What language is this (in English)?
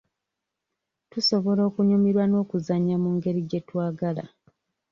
Ganda